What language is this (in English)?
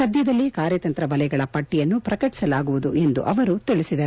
Kannada